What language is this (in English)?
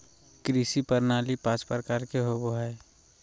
Magahi